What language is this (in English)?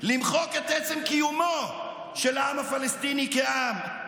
Hebrew